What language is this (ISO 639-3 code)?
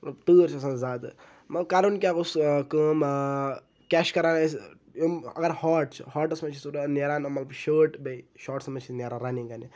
kas